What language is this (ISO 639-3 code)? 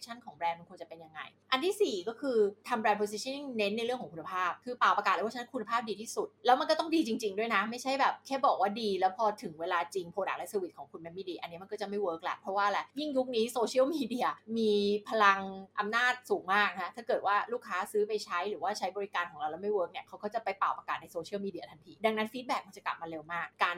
tha